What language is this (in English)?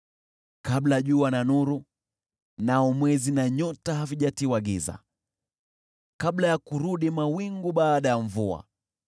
Swahili